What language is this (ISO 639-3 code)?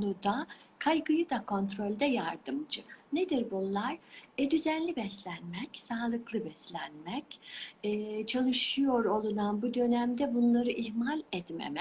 tur